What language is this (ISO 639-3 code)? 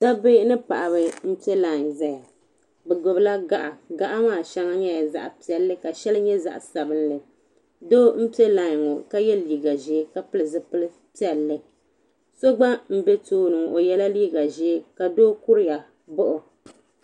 dag